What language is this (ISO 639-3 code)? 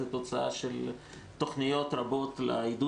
heb